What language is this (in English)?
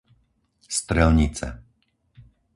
Slovak